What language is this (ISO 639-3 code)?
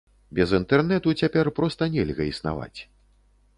bel